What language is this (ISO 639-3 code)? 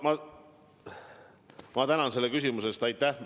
est